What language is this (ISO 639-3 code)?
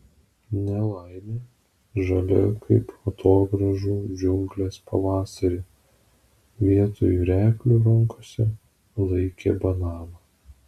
lit